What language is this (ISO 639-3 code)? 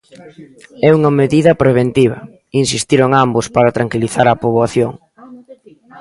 glg